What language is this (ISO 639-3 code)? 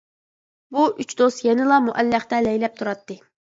uig